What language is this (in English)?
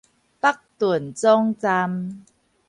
Min Nan Chinese